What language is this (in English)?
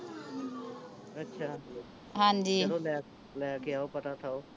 Punjabi